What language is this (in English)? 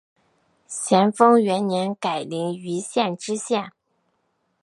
Chinese